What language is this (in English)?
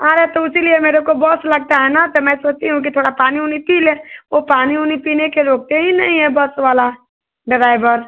Hindi